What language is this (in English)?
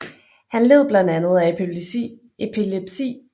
Danish